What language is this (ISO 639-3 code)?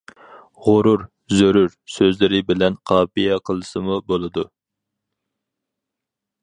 uig